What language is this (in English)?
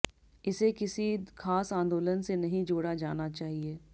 Hindi